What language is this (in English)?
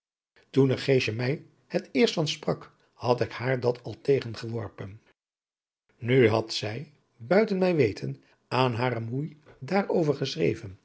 Dutch